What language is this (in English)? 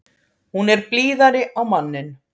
Icelandic